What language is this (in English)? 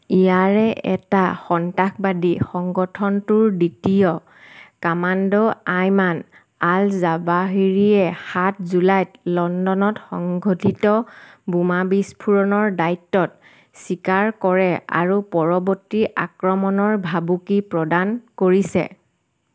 Assamese